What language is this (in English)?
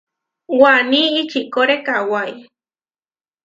Huarijio